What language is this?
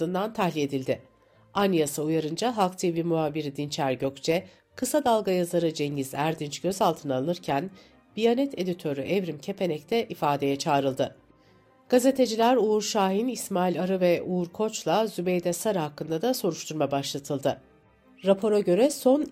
Turkish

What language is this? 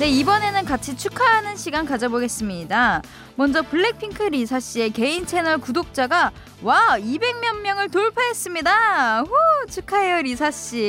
Korean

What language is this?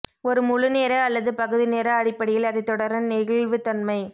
Tamil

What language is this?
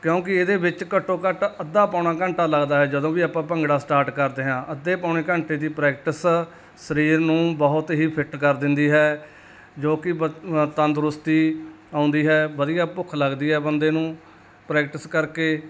Punjabi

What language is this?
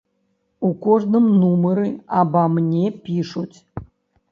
Belarusian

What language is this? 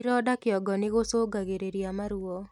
Kikuyu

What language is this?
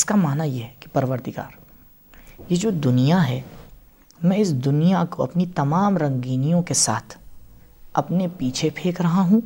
Urdu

